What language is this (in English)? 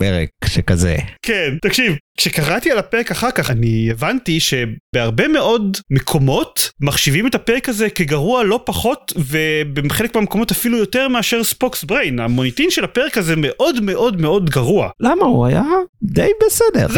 Hebrew